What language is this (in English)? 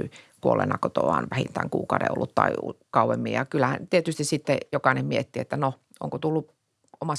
Finnish